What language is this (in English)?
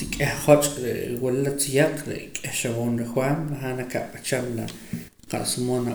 Poqomam